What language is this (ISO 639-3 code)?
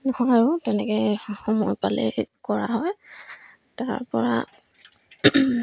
asm